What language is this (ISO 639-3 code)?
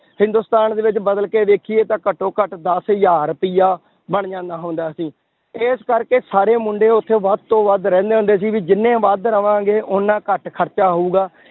pan